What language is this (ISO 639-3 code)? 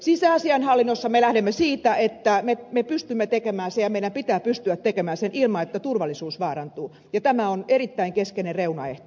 fin